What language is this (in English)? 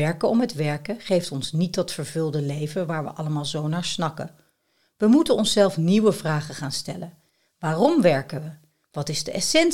Dutch